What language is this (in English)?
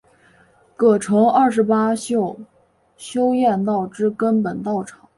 Chinese